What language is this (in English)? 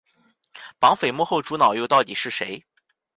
Chinese